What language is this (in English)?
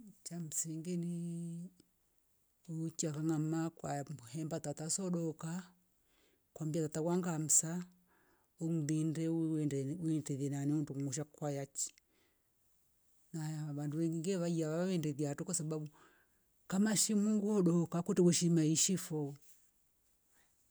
Rombo